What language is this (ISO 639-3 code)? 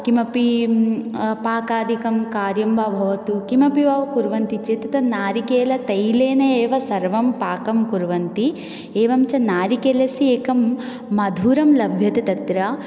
san